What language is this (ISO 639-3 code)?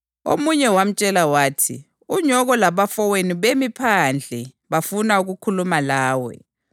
nde